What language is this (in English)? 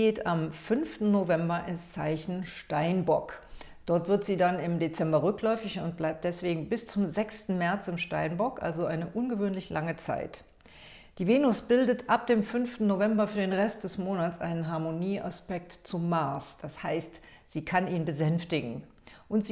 German